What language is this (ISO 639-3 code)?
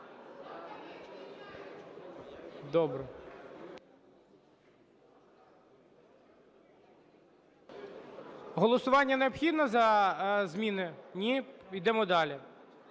ukr